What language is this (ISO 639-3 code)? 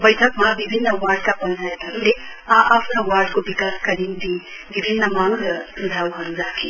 nep